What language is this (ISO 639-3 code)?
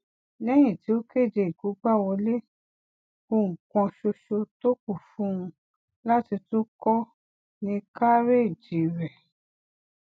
yor